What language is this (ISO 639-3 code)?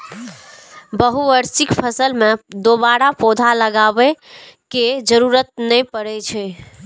mai